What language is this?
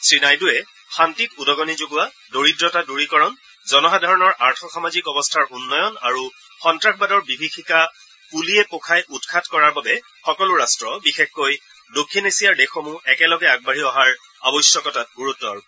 Assamese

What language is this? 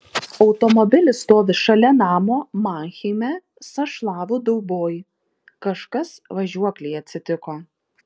Lithuanian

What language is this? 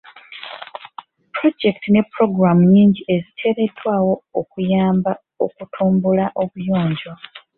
Ganda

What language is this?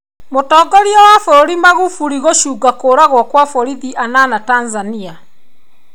Kikuyu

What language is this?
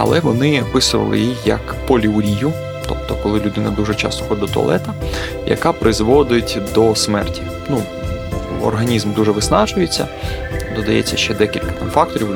Ukrainian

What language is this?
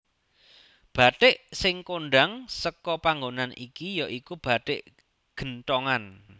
Javanese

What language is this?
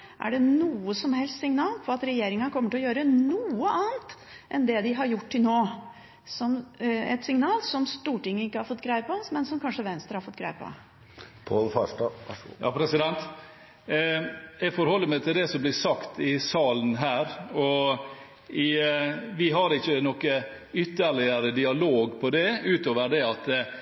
Norwegian Bokmål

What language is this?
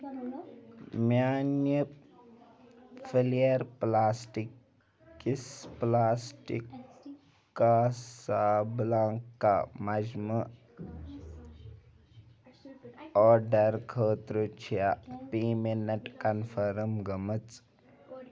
Kashmiri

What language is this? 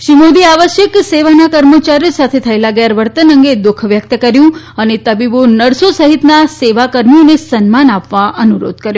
Gujarati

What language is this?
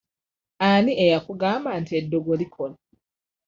Ganda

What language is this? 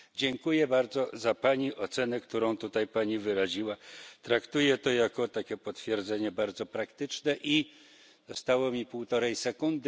Polish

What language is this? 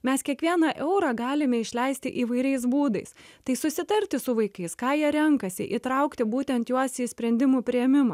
Lithuanian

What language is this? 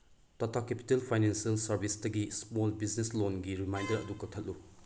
Manipuri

